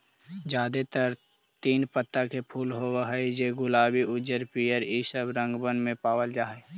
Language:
Magahi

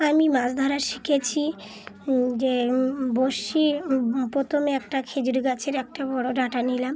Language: Bangla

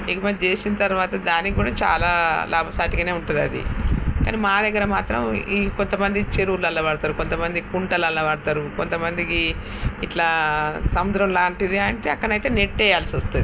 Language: Telugu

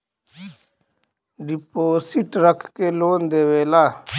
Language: Bhojpuri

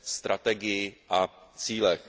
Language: Czech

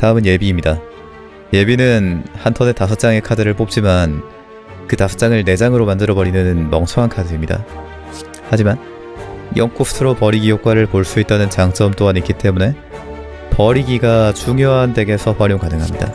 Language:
Korean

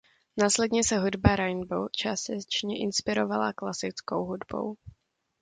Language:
Czech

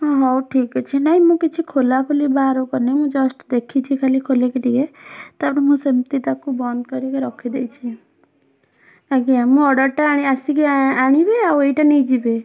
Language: Odia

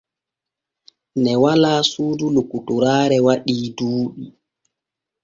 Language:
Borgu Fulfulde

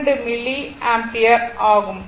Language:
Tamil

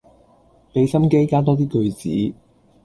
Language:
Cantonese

